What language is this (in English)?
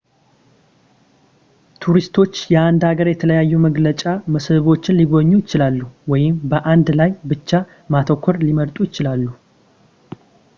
Amharic